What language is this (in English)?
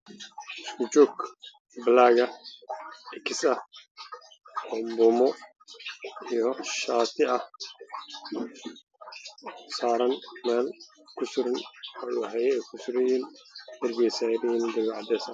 Somali